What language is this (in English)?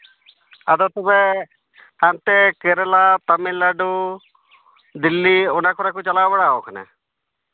Santali